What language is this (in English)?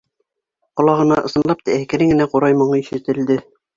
Bashkir